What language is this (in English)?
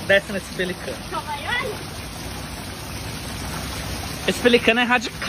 Portuguese